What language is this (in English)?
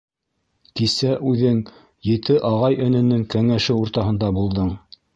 Bashkir